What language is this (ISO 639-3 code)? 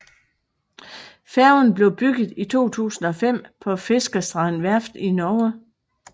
dan